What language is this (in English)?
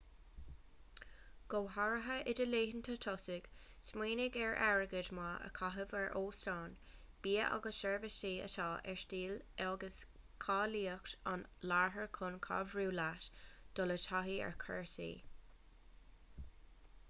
Irish